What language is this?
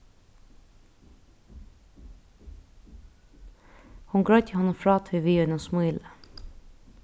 Faroese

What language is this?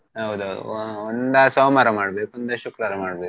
Kannada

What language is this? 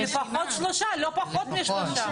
Hebrew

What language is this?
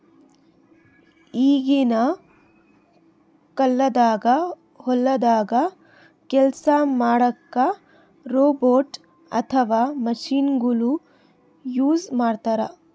Kannada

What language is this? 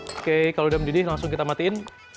Indonesian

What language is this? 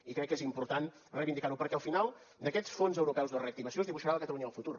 Catalan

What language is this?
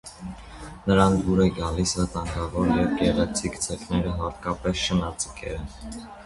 Armenian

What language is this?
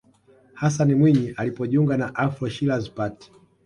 Swahili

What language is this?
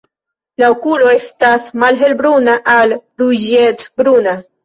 Esperanto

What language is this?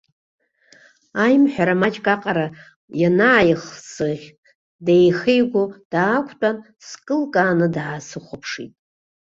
Abkhazian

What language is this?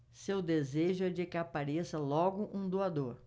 Portuguese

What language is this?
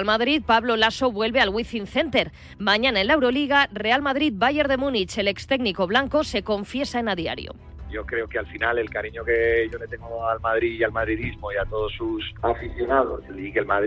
Spanish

